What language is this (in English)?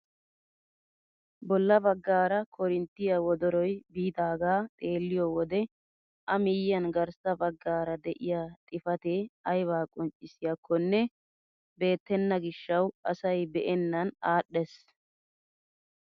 Wolaytta